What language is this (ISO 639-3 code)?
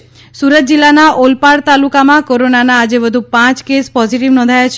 guj